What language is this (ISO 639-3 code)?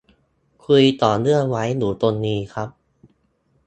tha